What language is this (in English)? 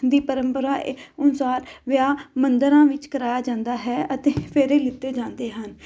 Punjabi